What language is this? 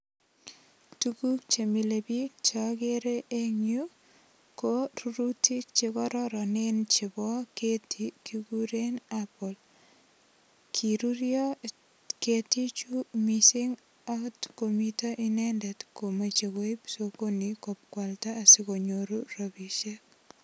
Kalenjin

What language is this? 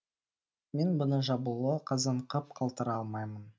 Kazakh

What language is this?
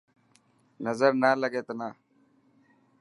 Dhatki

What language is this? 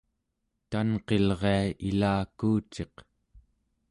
Central Yupik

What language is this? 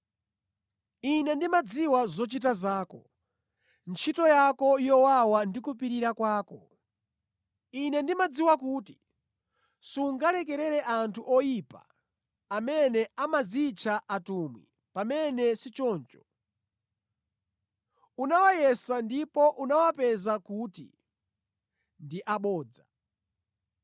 Nyanja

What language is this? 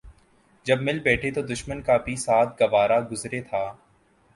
Urdu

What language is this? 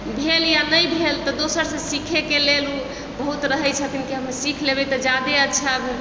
Maithili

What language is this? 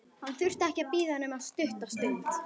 Icelandic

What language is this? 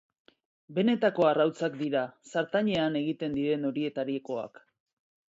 Basque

